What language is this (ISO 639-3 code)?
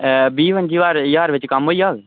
doi